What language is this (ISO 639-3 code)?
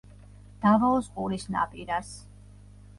kat